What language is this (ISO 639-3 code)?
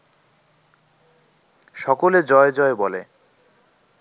ben